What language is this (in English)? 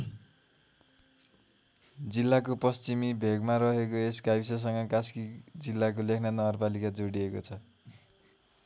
Nepali